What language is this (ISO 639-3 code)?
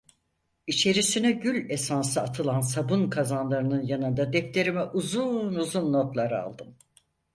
tur